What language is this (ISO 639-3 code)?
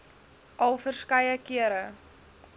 afr